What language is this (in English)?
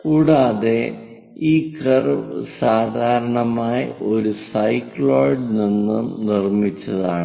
Malayalam